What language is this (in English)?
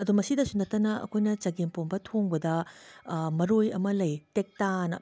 Manipuri